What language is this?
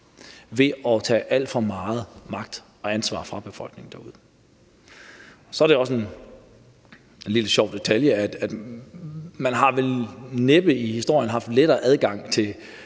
Danish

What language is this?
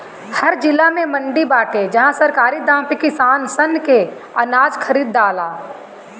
Bhojpuri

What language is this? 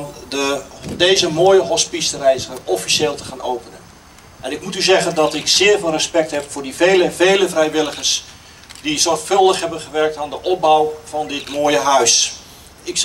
Dutch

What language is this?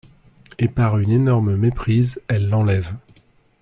French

